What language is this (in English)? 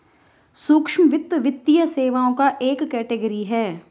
Hindi